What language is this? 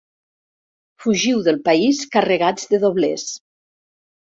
Catalan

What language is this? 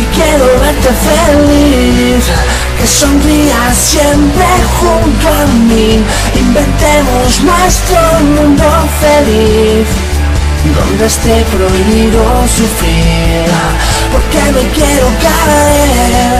Spanish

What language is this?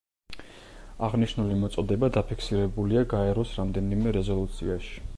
Georgian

